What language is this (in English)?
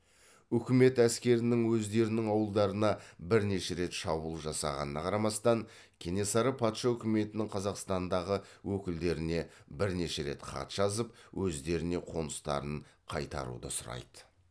Kazakh